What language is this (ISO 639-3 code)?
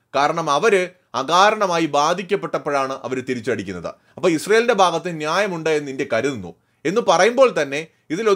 ron